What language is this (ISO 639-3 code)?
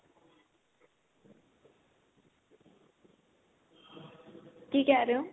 pan